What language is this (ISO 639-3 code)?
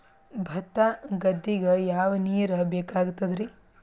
kan